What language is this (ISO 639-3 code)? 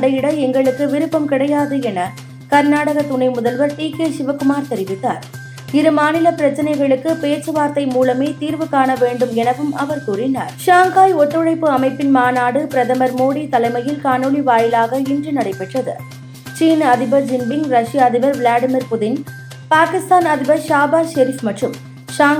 tam